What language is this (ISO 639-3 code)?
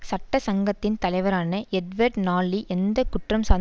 tam